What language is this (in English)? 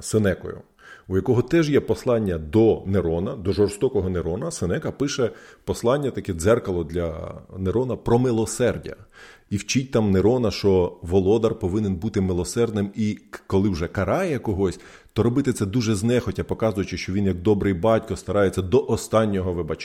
Ukrainian